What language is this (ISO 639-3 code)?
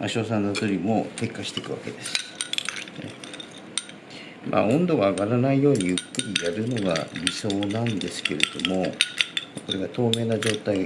jpn